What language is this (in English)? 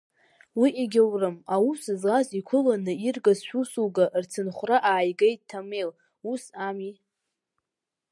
Abkhazian